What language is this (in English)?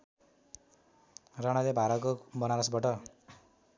Nepali